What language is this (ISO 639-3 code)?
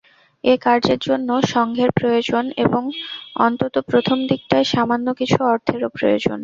ben